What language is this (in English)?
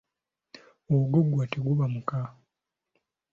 Ganda